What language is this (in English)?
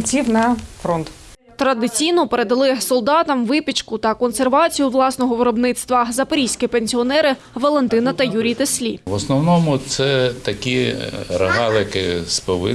Ukrainian